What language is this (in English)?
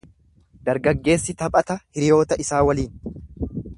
Oromo